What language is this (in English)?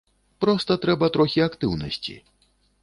Belarusian